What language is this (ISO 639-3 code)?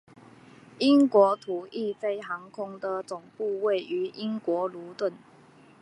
zho